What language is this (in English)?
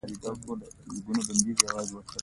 Pashto